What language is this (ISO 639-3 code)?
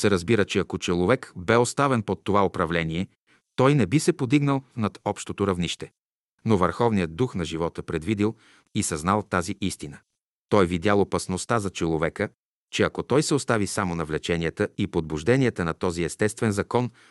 bul